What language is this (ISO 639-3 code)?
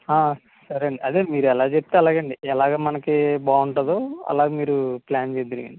tel